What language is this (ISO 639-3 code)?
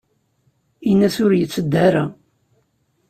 kab